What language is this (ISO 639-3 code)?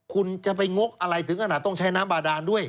tha